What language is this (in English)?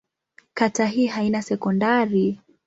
Swahili